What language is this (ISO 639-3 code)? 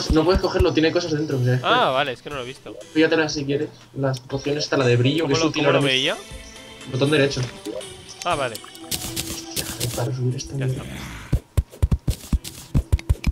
spa